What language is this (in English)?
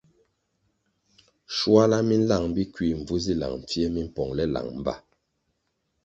Kwasio